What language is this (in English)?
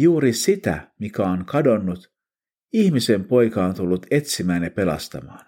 Finnish